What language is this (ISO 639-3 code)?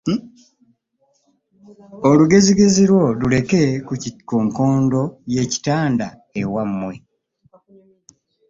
lug